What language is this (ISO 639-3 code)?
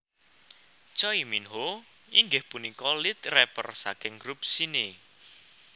jav